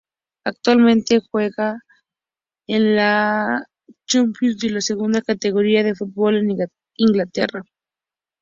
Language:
Spanish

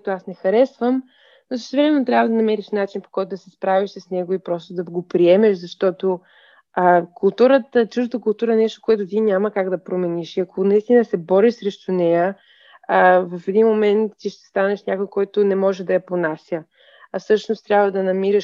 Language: Bulgarian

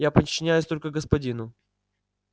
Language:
Russian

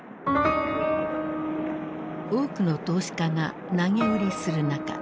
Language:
Japanese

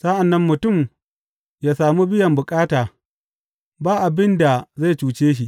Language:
Hausa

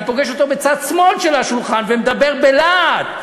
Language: Hebrew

